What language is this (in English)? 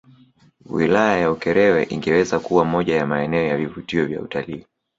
Swahili